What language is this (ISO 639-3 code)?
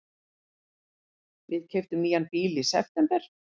isl